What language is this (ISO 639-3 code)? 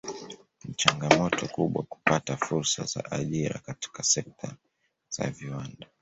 swa